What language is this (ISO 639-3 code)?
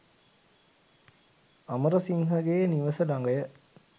sin